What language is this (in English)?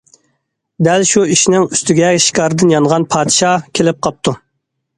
Uyghur